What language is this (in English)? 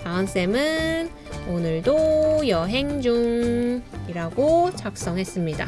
Korean